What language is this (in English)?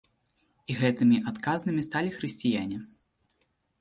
Belarusian